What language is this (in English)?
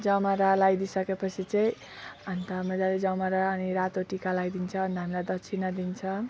Nepali